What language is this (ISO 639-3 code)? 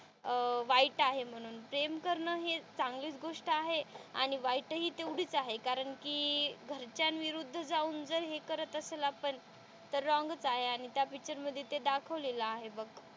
mar